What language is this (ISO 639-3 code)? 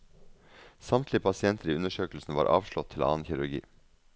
nor